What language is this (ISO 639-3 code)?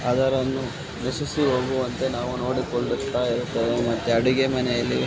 kan